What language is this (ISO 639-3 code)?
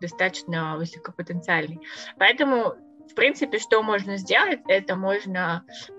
rus